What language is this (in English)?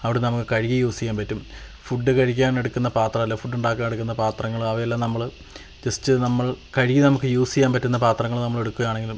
Malayalam